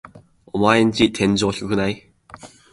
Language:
Japanese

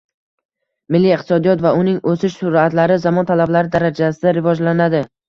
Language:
Uzbek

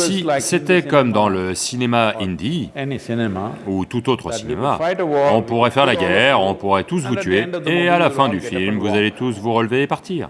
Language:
French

